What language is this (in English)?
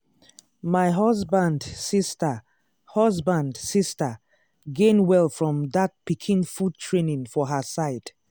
Nigerian Pidgin